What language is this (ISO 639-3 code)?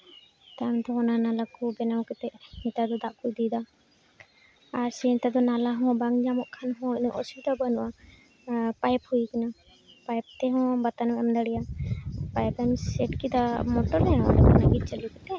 sat